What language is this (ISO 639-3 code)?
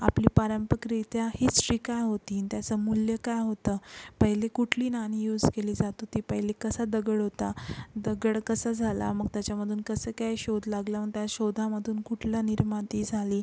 mar